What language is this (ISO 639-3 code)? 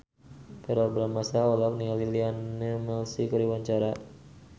sun